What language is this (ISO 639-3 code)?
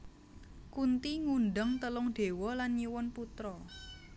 jav